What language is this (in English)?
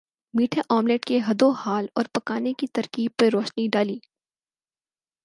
Urdu